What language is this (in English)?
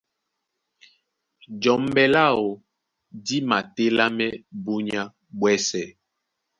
Duala